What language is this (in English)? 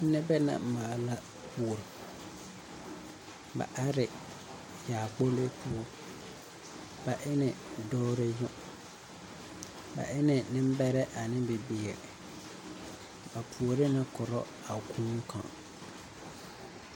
Southern Dagaare